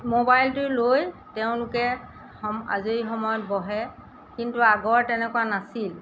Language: Assamese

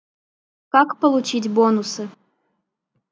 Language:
Russian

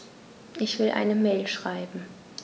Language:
German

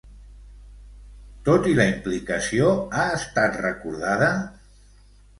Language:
Catalan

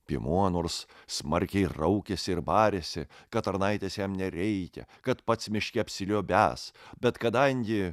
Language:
Lithuanian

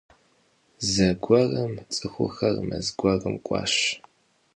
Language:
Kabardian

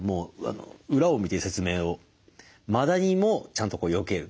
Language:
Japanese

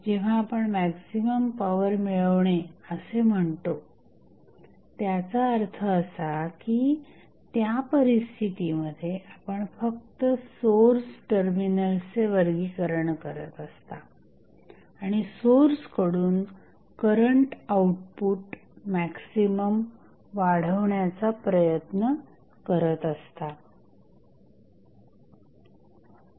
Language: Marathi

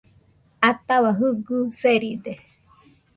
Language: Nüpode Huitoto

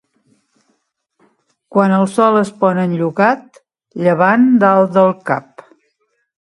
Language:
Catalan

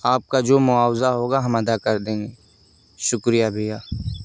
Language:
Urdu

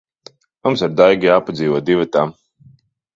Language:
Latvian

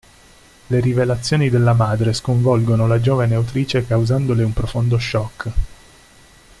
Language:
Italian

